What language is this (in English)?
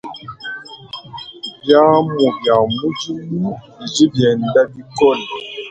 Luba-Lulua